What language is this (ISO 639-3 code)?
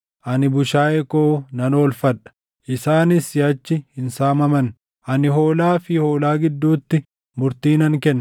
orm